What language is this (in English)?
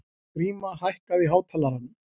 Icelandic